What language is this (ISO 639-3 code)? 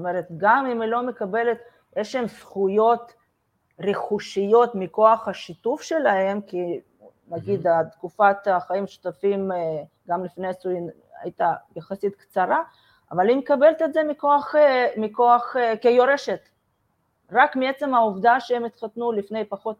heb